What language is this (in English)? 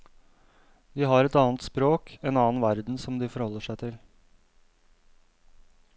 Norwegian